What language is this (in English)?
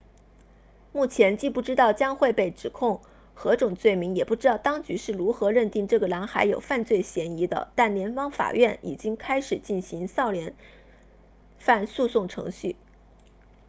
Chinese